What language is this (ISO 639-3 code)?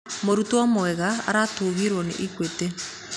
kik